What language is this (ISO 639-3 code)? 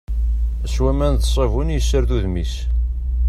kab